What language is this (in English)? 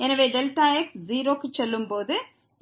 Tamil